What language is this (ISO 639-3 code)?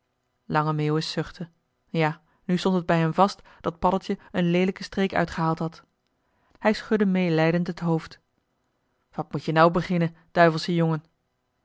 nld